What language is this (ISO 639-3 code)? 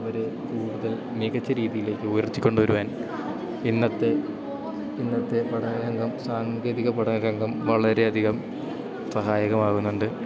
mal